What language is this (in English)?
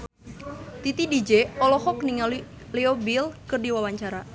Sundanese